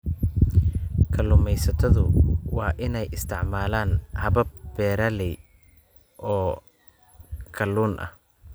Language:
Somali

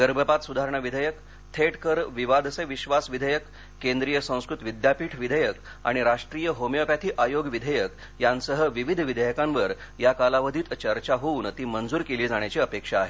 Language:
Marathi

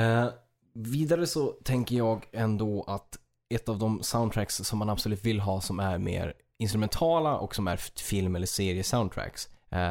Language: Swedish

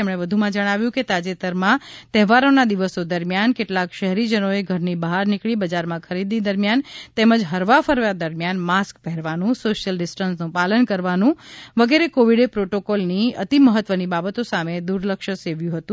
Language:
Gujarati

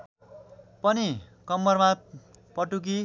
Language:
Nepali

